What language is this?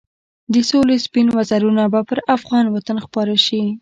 Pashto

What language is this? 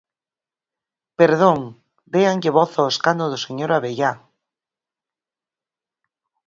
Galician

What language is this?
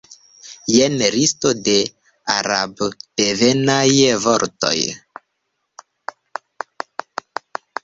Esperanto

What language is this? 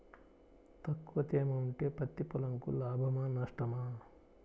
Telugu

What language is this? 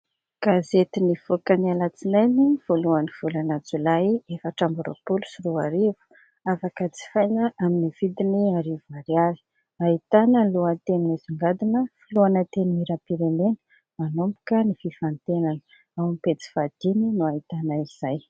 Malagasy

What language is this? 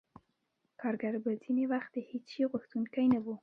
Pashto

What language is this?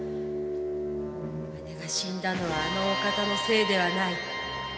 Japanese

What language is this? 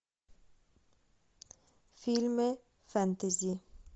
Russian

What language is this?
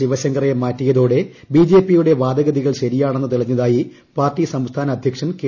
Malayalam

